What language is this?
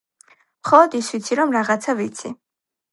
Georgian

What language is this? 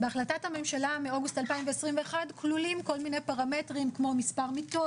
Hebrew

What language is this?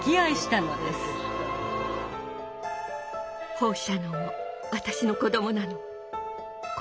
Japanese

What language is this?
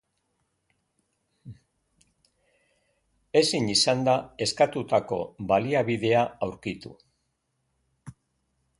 Basque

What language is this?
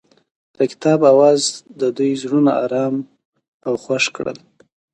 Pashto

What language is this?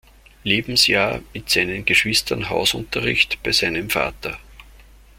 German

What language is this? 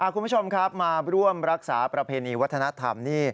Thai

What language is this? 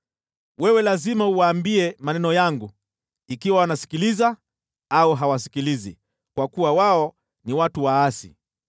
Swahili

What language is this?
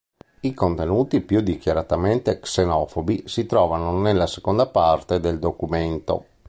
Italian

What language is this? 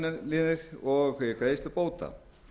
Icelandic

